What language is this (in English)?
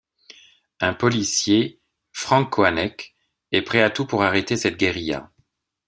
French